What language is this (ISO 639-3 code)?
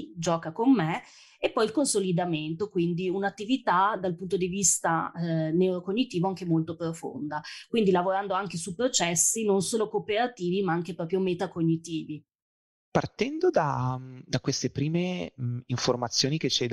ita